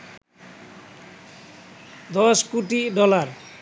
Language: Bangla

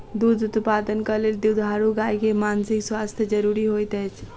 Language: Maithili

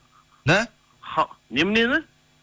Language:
Kazakh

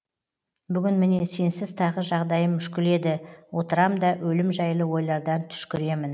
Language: Kazakh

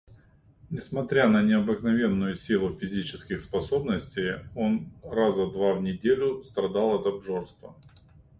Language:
Russian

